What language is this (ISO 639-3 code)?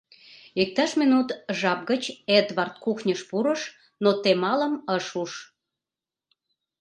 chm